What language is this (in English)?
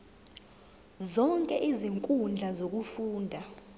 Zulu